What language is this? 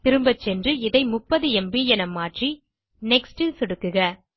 Tamil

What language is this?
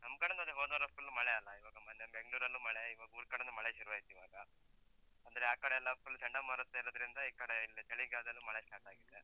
Kannada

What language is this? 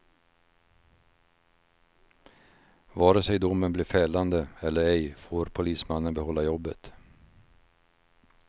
Swedish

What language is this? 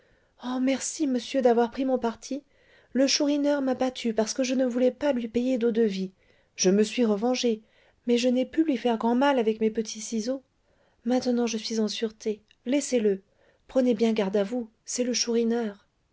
French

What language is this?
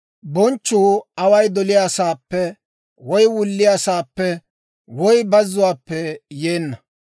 Dawro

